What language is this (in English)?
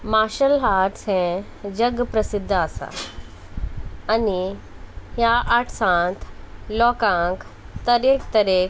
Konkani